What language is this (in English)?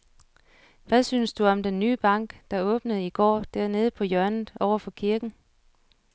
Danish